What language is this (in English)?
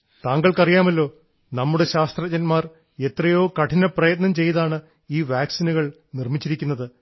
Malayalam